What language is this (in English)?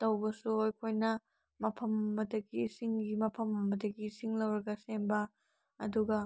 Manipuri